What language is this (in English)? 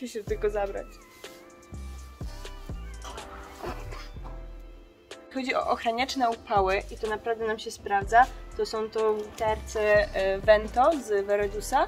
Polish